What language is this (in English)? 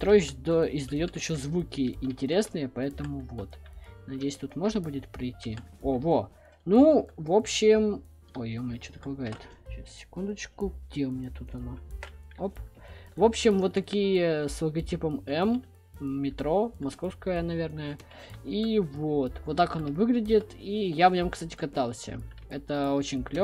Russian